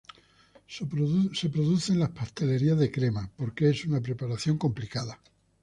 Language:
Spanish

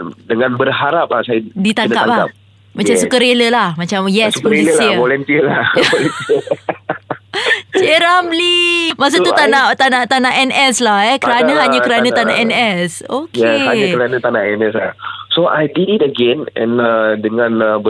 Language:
Malay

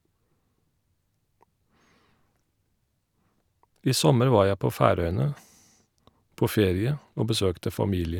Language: Norwegian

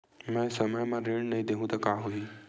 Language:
Chhattisgarhi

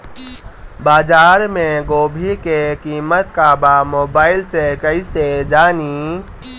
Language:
Bhojpuri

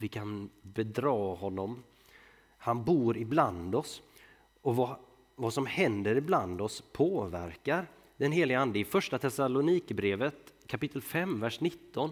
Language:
Swedish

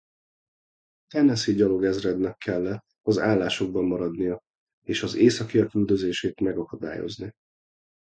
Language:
Hungarian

